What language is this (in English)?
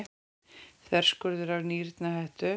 Icelandic